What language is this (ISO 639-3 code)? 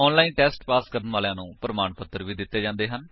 pan